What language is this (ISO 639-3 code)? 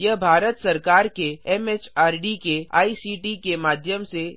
hin